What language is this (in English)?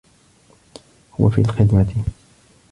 Arabic